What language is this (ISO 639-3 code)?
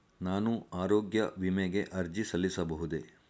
kan